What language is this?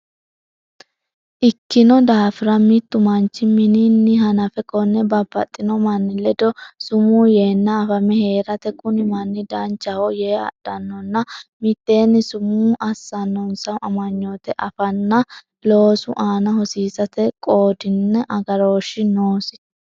Sidamo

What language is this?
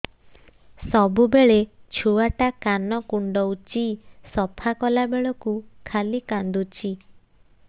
Odia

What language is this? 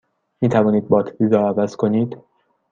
Persian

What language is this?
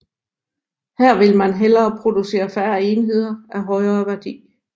Danish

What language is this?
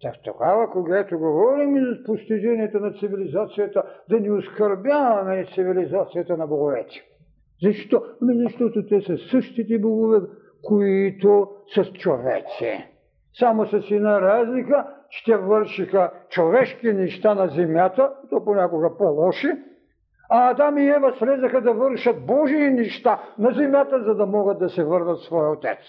Bulgarian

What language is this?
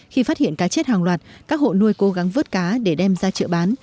Vietnamese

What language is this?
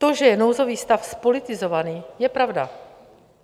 Czech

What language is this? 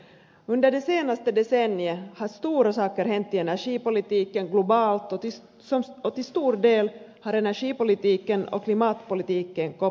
Finnish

